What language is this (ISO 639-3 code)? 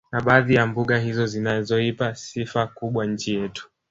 swa